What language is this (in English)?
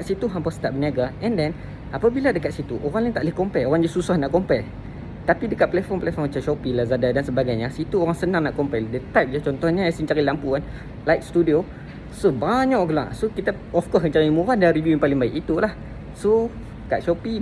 Malay